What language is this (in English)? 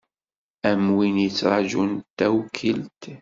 Kabyle